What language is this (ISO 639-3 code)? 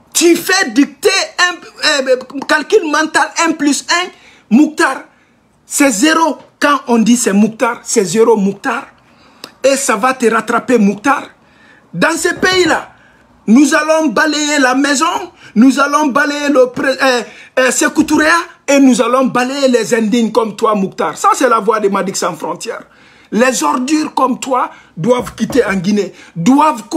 fra